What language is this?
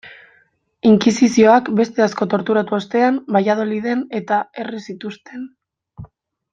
Basque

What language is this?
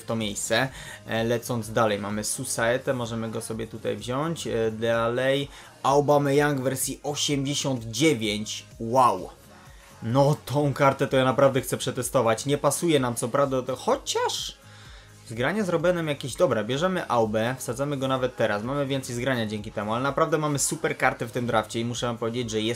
Polish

